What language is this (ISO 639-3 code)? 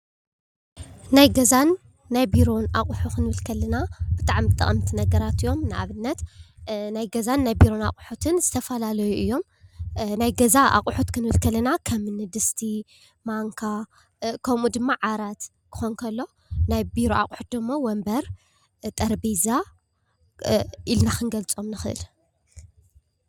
tir